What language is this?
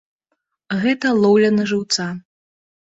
Belarusian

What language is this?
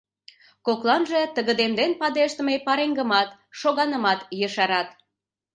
Mari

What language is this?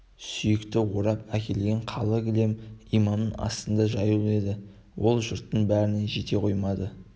Kazakh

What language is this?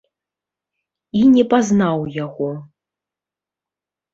Belarusian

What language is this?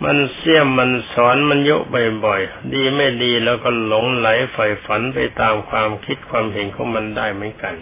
Thai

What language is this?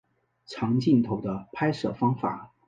Chinese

